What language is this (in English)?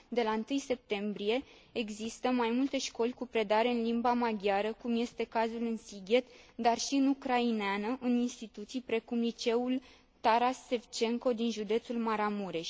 Romanian